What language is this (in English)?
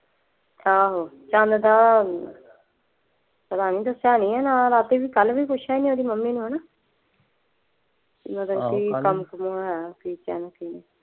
Punjabi